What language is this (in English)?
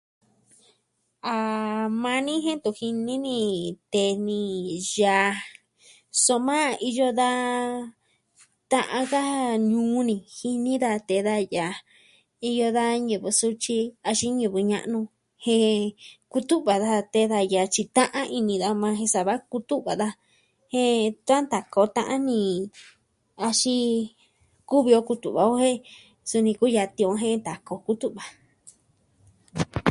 Southwestern Tlaxiaco Mixtec